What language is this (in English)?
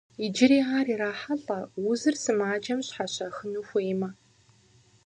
Kabardian